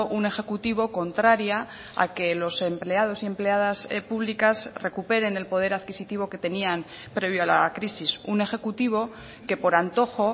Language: Spanish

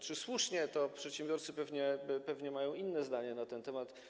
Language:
Polish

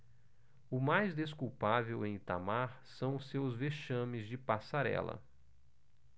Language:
Portuguese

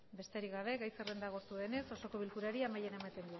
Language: Basque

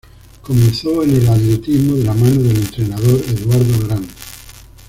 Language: Spanish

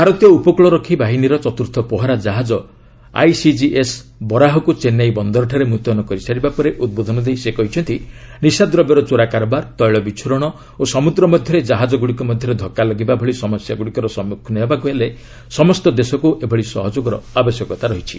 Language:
Odia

